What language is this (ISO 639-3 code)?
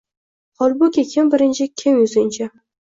uzb